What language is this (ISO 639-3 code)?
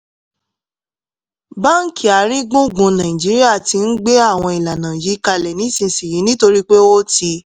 yor